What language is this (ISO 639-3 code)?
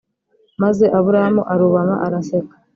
kin